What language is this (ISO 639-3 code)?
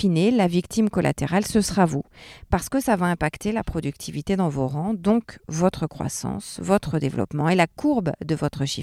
fra